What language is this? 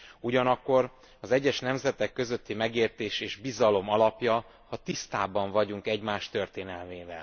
Hungarian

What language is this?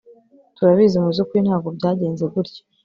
Kinyarwanda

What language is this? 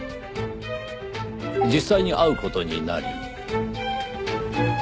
Japanese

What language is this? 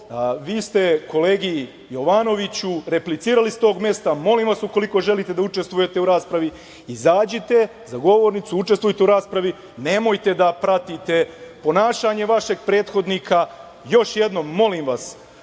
Serbian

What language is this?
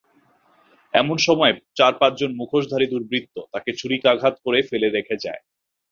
Bangla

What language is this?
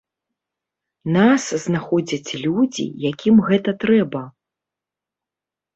Belarusian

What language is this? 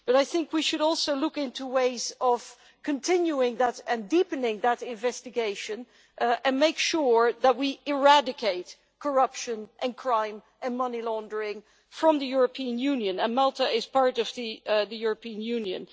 English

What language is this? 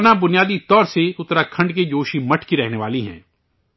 Urdu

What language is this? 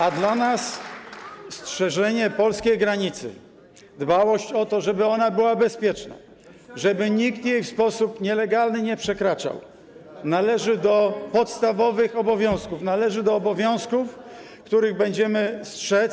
Polish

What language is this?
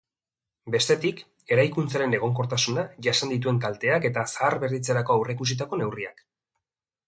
Basque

